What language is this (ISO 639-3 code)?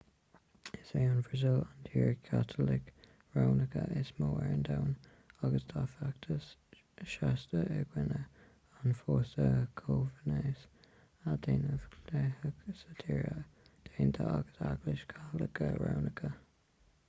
gle